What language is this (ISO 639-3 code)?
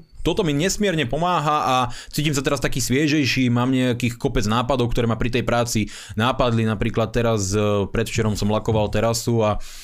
slk